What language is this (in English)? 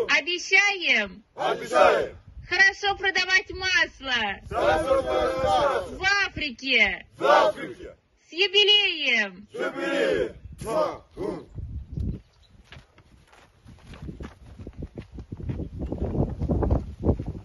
Russian